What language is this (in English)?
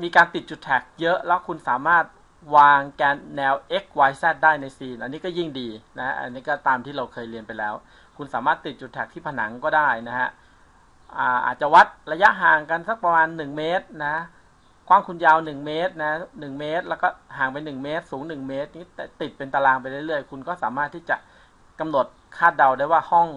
Thai